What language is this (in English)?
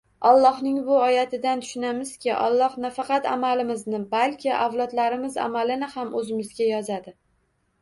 Uzbek